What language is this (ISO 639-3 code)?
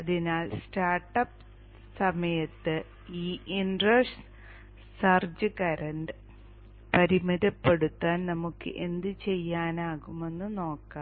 mal